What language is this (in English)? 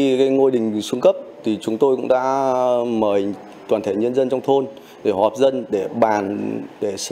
Vietnamese